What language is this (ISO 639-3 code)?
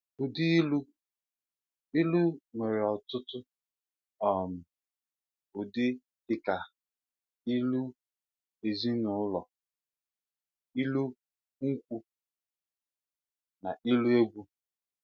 ibo